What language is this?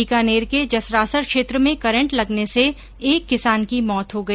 Hindi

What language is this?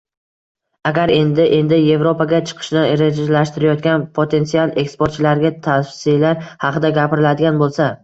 Uzbek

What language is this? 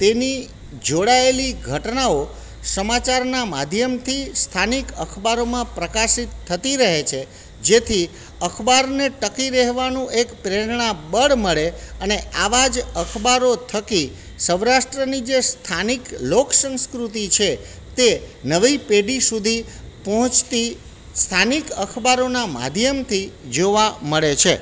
Gujarati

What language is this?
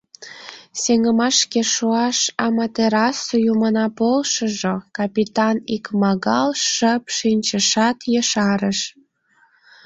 Mari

